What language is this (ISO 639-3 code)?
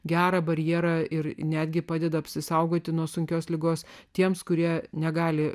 lit